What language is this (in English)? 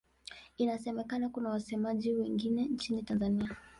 Swahili